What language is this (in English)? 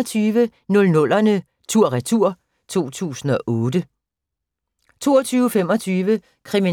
Danish